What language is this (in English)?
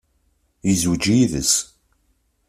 Kabyle